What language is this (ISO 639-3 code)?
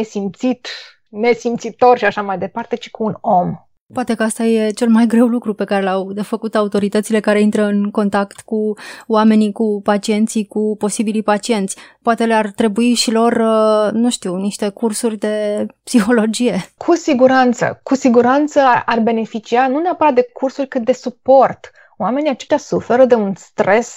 ron